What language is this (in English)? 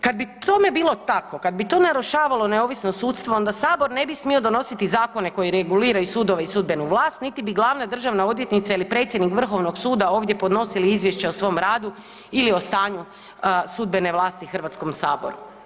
Croatian